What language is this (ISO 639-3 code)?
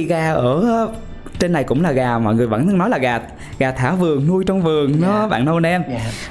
vie